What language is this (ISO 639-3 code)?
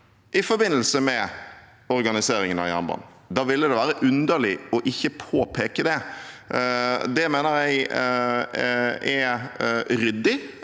nor